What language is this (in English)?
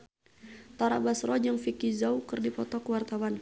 Sundanese